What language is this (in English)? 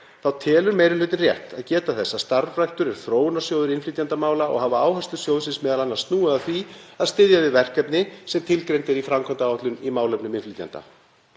Icelandic